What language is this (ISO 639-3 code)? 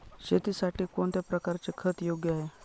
mar